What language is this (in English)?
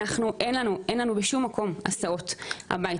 Hebrew